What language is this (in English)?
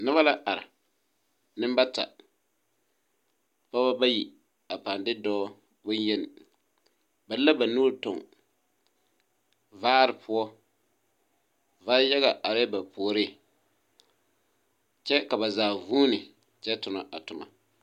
Southern Dagaare